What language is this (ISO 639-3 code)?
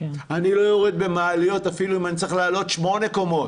heb